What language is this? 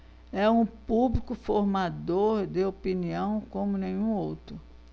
Portuguese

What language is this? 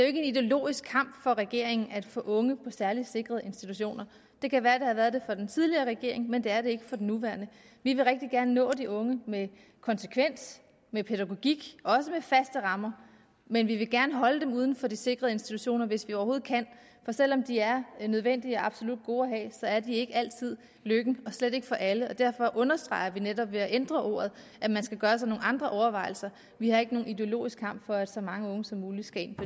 Danish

